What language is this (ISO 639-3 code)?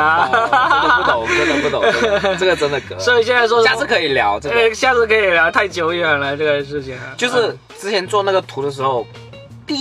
zho